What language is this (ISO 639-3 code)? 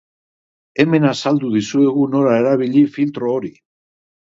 eus